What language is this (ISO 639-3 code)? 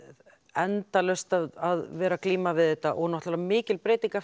isl